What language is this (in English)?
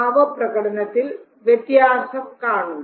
Malayalam